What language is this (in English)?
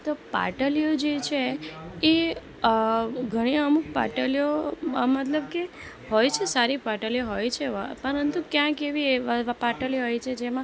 Gujarati